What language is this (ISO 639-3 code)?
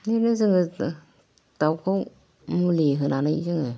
brx